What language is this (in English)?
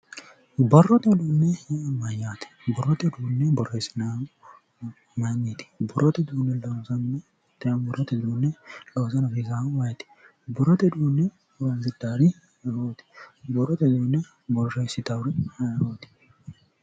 Sidamo